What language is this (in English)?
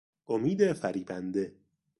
Persian